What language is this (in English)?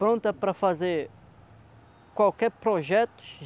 Portuguese